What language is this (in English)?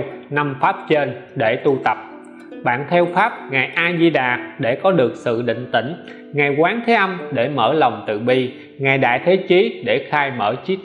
Vietnamese